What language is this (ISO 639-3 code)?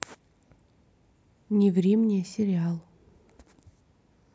rus